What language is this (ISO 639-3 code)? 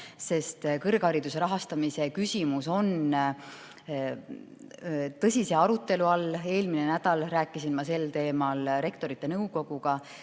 est